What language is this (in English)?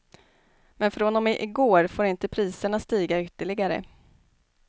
Swedish